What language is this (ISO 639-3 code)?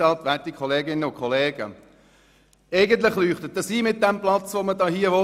gsw